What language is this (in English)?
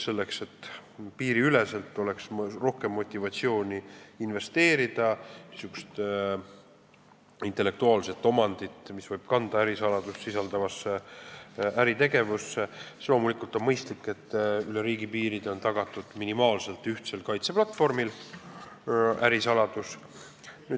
Estonian